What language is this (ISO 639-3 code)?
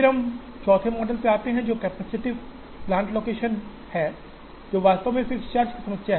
hin